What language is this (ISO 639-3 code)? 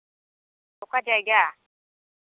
sat